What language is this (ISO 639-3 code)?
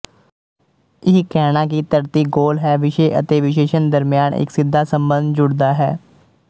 pan